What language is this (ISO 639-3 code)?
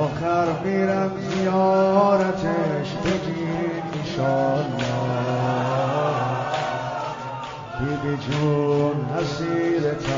fas